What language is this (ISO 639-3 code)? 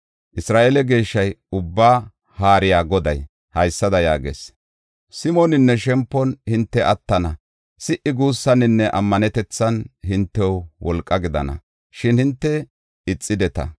gof